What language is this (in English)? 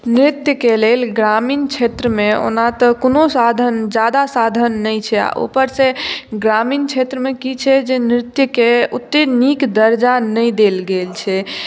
Maithili